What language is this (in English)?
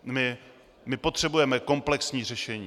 Czech